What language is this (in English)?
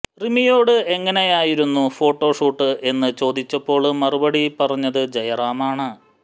Malayalam